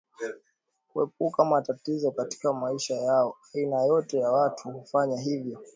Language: Swahili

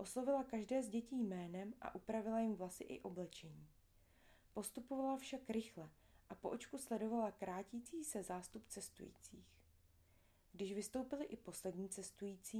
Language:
Czech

